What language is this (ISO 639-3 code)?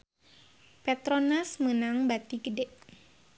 sun